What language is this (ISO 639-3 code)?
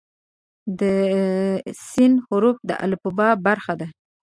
pus